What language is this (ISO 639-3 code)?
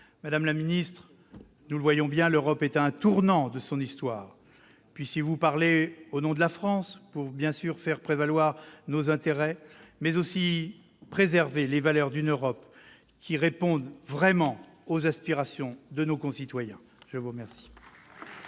fra